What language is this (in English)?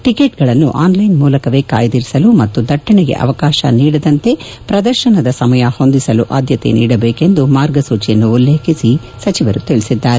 Kannada